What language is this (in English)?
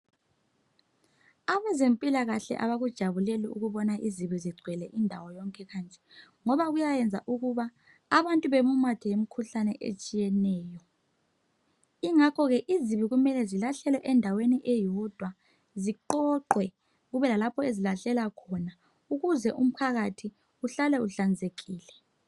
North Ndebele